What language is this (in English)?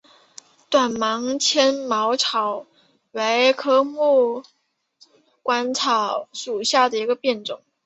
Chinese